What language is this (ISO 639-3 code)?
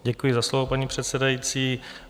ces